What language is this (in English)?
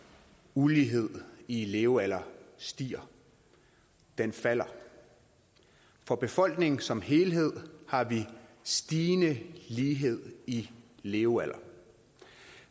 Danish